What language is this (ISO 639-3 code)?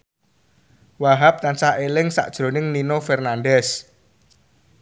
jav